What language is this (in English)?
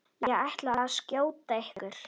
Icelandic